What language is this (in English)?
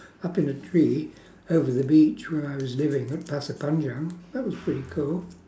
English